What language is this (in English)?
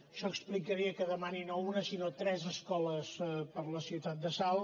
Catalan